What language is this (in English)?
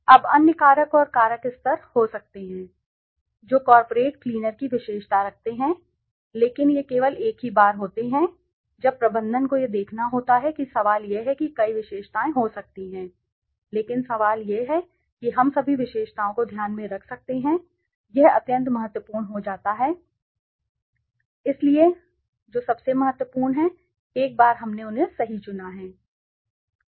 Hindi